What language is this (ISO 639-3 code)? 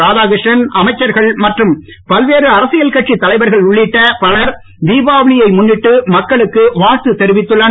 tam